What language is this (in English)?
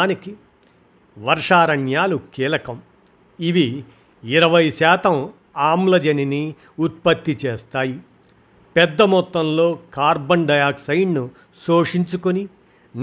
Telugu